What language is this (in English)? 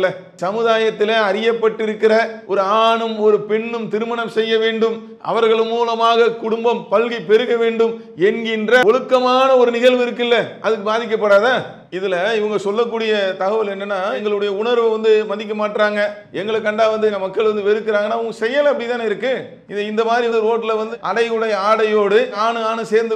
Tamil